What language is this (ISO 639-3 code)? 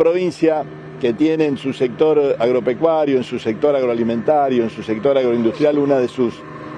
spa